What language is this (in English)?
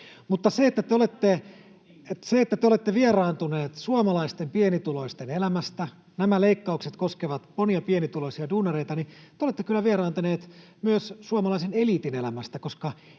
Finnish